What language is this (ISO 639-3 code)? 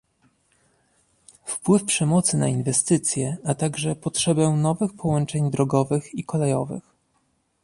pol